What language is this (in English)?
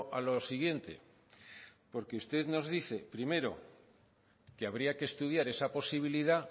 Spanish